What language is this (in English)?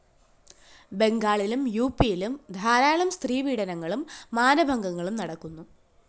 Malayalam